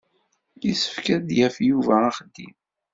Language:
Kabyle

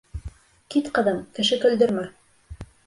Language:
Bashkir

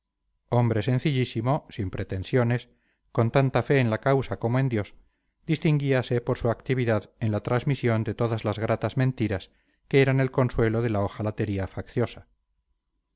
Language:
Spanish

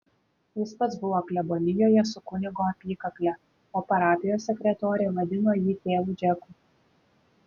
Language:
Lithuanian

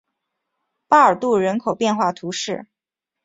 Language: Chinese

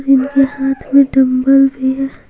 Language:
Hindi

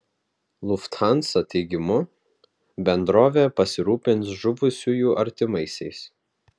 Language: Lithuanian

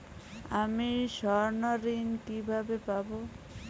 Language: Bangla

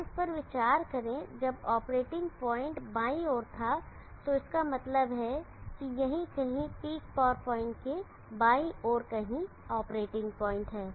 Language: Hindi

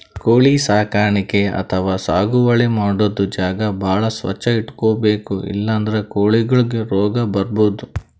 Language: Kannada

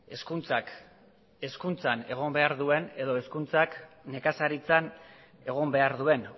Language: Basque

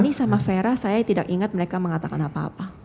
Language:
Indonesian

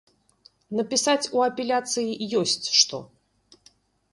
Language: Belarusian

